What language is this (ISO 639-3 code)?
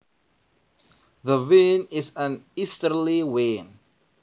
jav